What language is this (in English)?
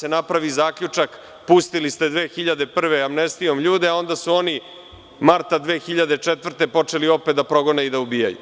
Serbian